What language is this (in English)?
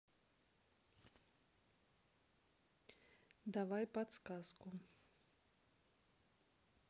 Russian